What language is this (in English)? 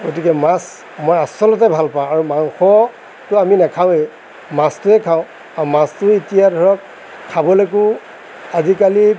Assamese